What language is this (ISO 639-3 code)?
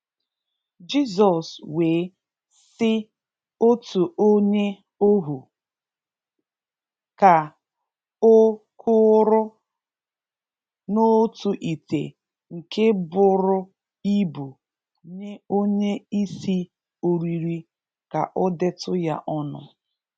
ibo